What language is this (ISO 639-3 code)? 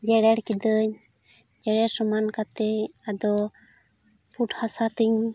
sat